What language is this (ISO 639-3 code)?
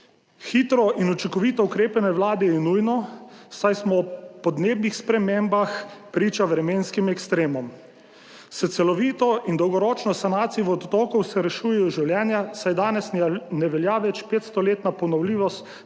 slv